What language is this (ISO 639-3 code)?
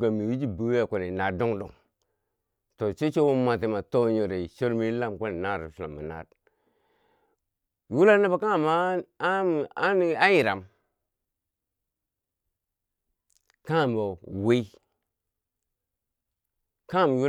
bsj